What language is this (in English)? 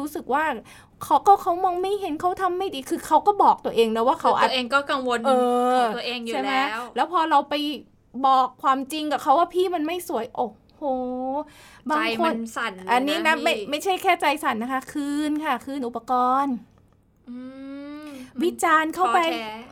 Thai